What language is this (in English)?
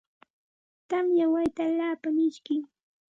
Santa Ana de Tusi Pasco Quechua